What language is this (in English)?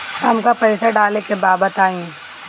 Bhojpuri